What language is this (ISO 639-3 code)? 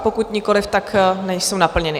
ces